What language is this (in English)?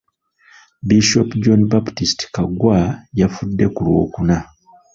Ganda